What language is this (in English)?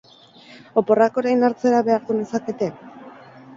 Basque